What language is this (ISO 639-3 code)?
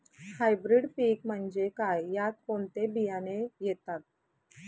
mar